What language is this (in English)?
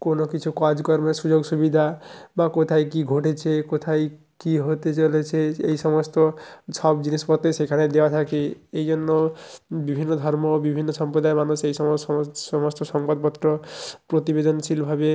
Bangla